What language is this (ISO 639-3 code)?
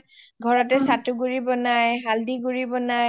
asm